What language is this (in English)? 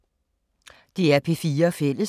Danish